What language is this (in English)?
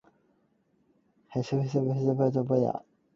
Cantonese